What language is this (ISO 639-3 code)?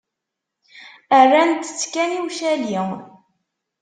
kab